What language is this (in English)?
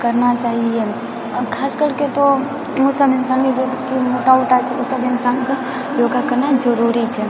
Maithili